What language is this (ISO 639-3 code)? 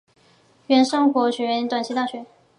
zho